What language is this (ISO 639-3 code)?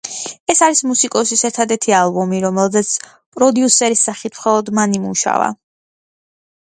kat